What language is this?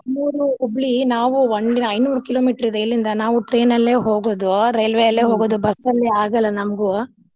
Kannada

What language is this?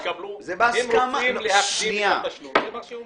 Hebrew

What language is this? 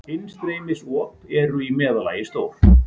Icelandic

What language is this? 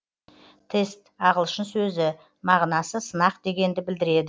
Kazakh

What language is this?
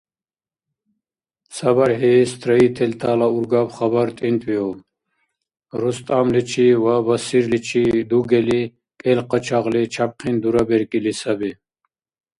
Dargwa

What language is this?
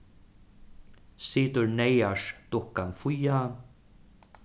Faroese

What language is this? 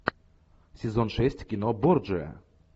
Russian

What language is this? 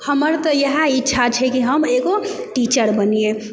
Maithili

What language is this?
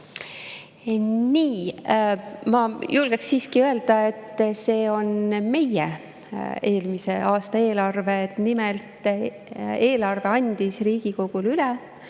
Estonian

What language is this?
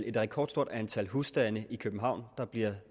Danish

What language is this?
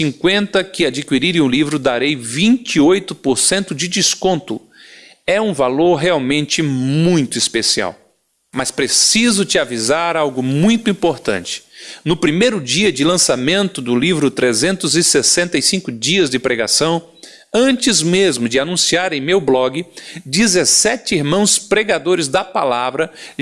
Portuguese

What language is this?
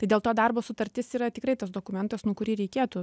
Lithuanian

